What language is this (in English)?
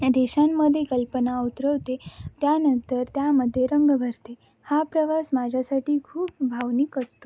Marathi